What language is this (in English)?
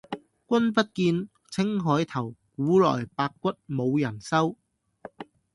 Cantonese